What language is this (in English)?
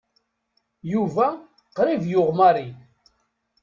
Kabyle